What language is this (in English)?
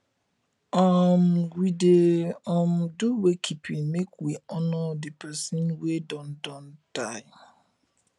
Nigerian Pidgin